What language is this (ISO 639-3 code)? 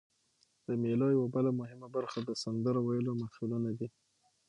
pus